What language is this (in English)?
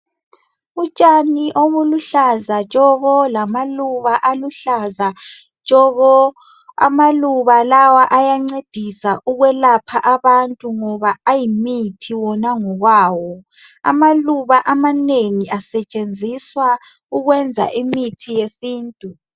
North Ndebele